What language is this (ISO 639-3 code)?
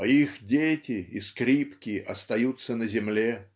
rus